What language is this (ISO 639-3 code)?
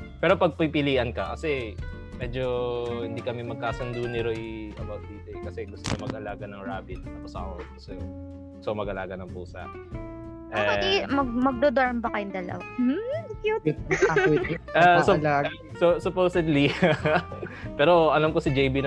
fil